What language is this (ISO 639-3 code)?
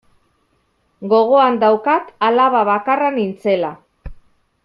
eus